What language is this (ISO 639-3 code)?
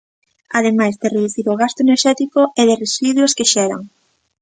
glg